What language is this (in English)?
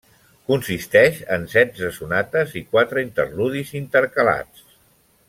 Catalan